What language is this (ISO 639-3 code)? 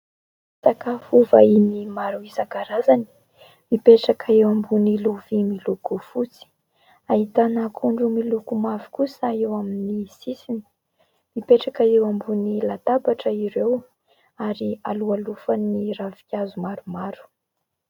mlg